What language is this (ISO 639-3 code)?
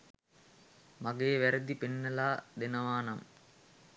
sin